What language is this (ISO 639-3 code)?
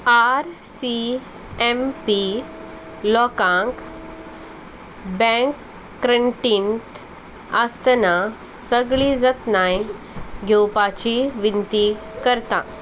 kok